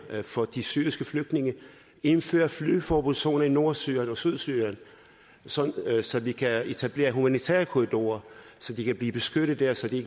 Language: Danish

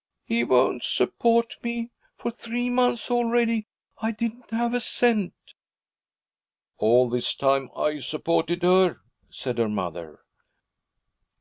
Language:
English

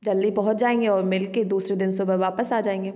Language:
Hindi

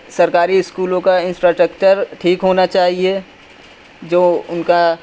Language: Urdu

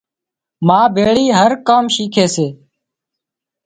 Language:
Wadiyara Koli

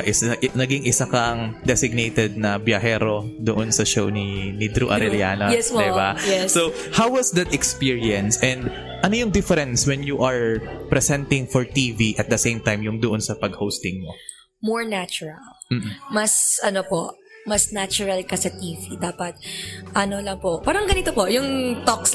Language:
Filipino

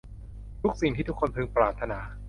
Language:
Thai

